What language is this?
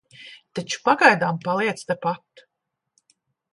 Latvian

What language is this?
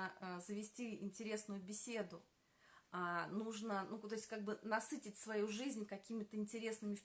Russian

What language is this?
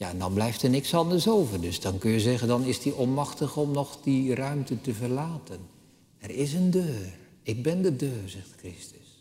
Dutch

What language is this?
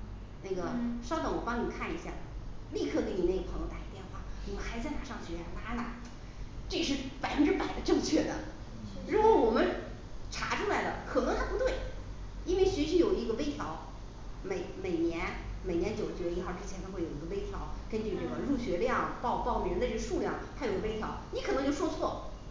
Chinese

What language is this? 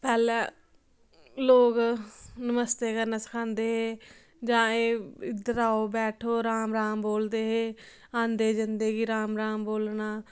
Dogri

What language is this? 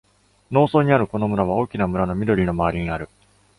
Japanese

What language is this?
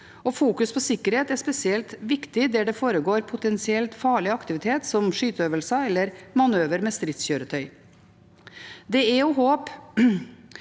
Norwegian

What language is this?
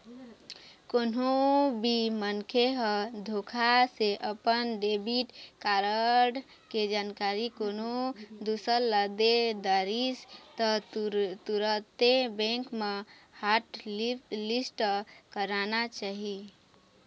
Chhattisgarhi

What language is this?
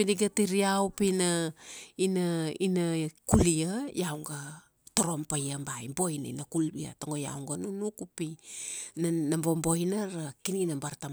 Kuanua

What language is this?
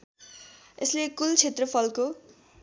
Nepali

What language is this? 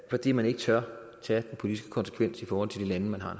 Danish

